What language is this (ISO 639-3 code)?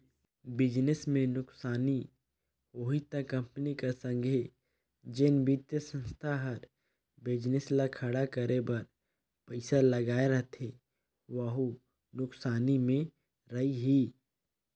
hne